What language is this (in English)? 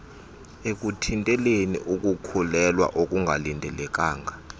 Xhosa